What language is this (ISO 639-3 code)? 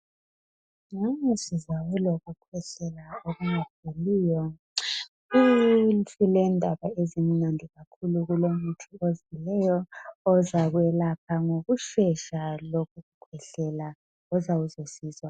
nde